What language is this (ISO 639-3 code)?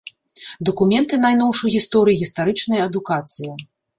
bel